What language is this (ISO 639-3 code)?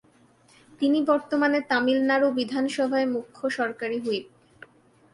ben